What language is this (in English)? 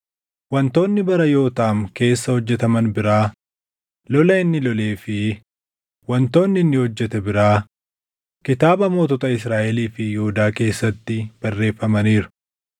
Oromo